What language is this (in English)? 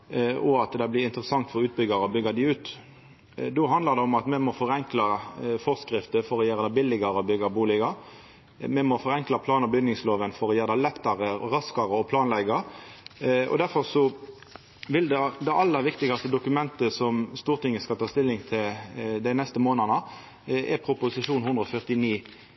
Norwegian Nynorsk